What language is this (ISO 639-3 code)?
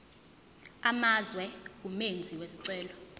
zul